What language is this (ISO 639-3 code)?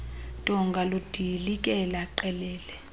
xho